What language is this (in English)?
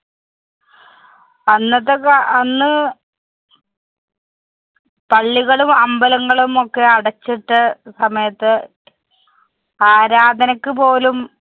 Malayalam